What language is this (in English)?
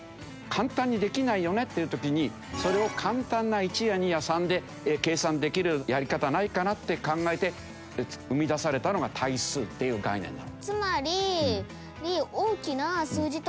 Japanese